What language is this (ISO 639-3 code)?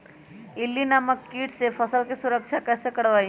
mag